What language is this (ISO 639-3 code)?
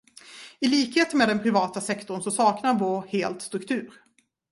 swe